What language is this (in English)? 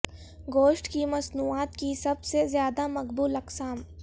Urdu